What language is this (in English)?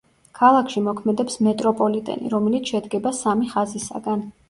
Georgian